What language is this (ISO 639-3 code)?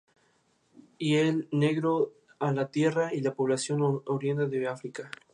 spa